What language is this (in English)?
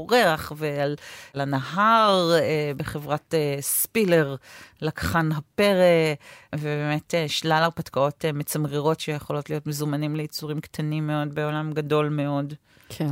Hebrew